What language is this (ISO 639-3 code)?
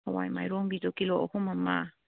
mni